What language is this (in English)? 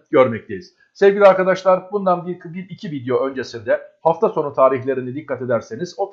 Turkish